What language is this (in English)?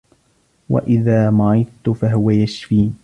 Arabic